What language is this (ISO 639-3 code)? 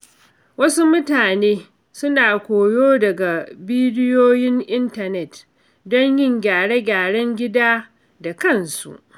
hau